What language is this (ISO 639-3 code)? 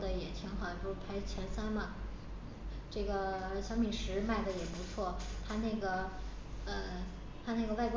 zho